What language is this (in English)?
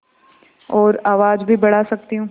Hindi